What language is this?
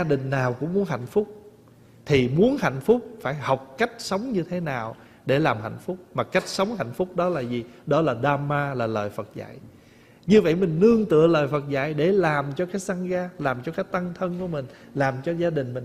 Vietnamese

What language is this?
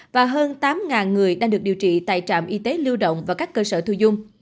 Vietnamese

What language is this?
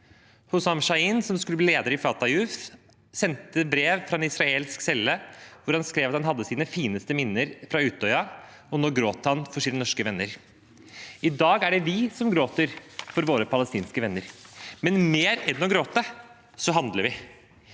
Norwegian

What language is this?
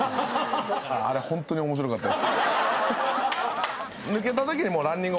Japanese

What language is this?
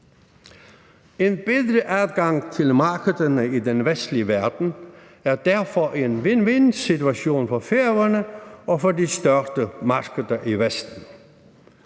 Danish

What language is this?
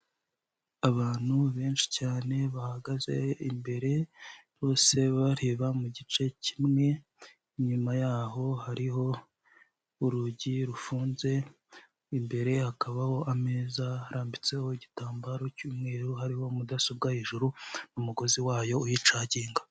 Kinyarwanda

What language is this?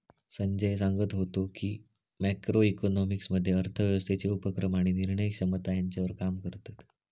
Marathi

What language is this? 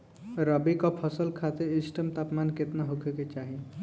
Bhojpuri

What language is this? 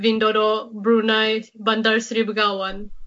Welsh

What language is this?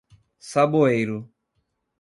Portuguese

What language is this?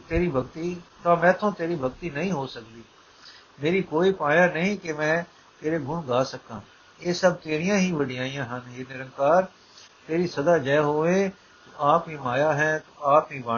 Punjabi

